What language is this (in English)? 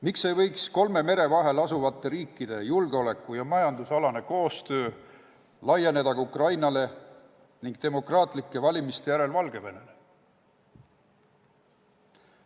Estonian